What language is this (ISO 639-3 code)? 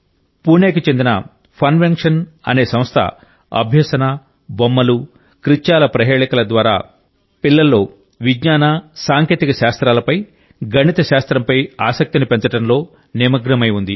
tel